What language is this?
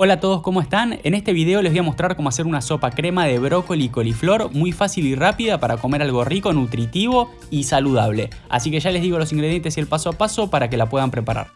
Spanish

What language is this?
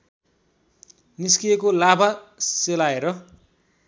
Nepali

